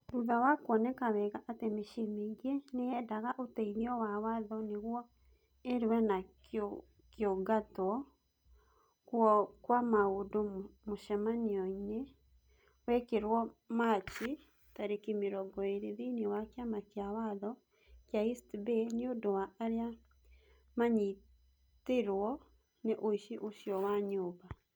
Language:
Kikuyu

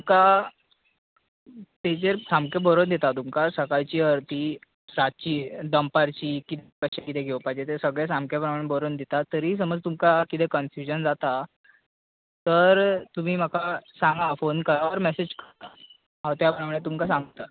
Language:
Konkani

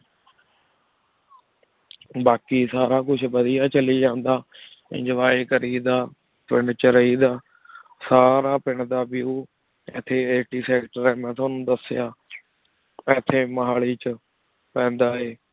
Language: Punjabi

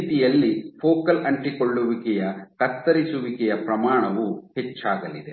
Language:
Kannada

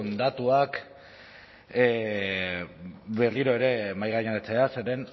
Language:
Basque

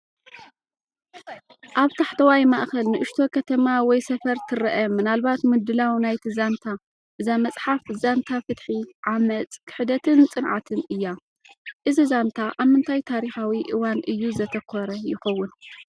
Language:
Tigrinya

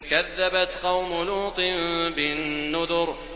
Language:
Arabic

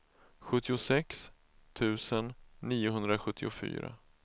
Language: Swedish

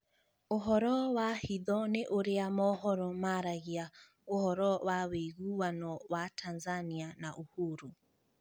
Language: Kikuyu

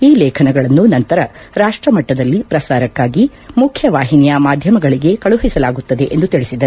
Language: Kannada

